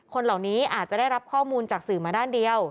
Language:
Thai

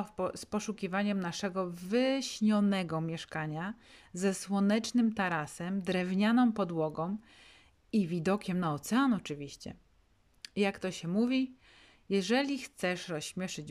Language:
Polish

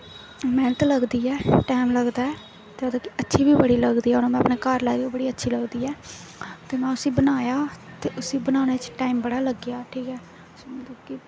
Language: Dogri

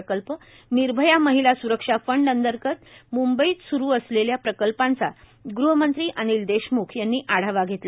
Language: Marathi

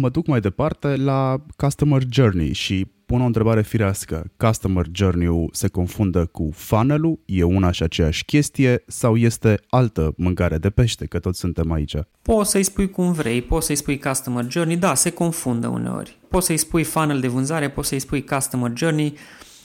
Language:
Romanian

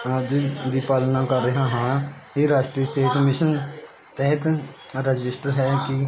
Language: Punjabi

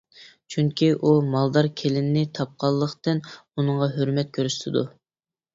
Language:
Uyghur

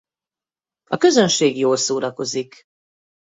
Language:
Hungarian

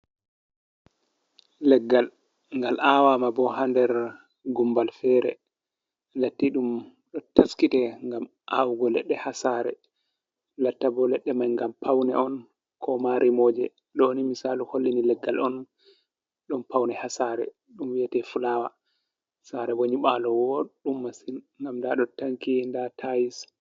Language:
Fula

